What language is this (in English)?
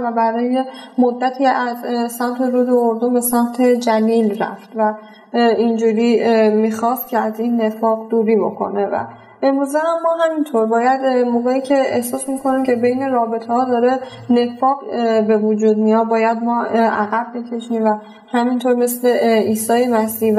Persian